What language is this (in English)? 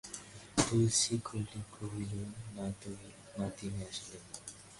Bangla